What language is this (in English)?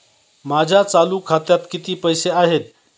Marathi